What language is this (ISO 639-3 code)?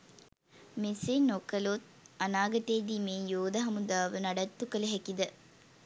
sin